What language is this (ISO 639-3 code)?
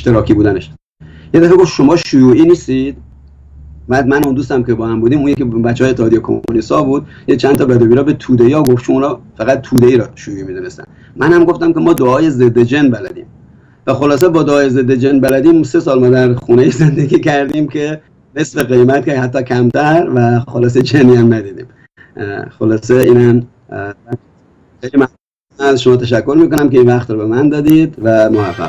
fas